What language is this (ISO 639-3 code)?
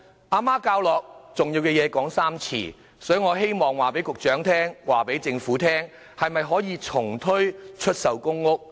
yue